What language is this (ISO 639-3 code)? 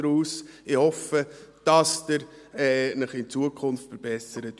gsw